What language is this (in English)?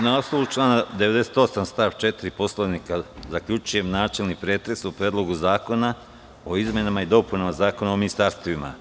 Serbian